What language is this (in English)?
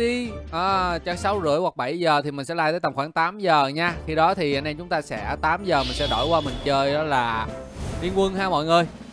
Vietnamese